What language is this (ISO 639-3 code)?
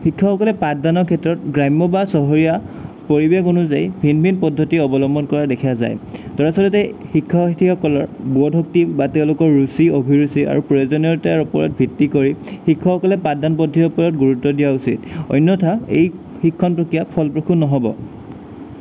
asm